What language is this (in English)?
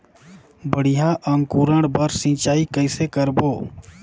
Chhattisgarhi